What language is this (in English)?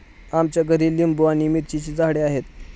Marathi